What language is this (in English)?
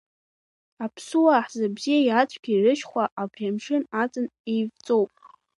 Abkhazian